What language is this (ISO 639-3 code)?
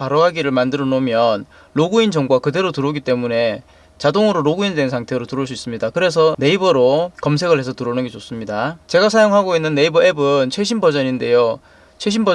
kor